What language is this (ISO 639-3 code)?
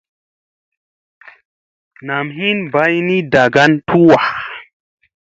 mse